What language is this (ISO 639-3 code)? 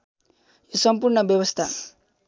nep